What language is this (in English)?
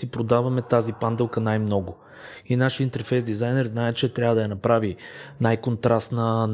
Bulgarian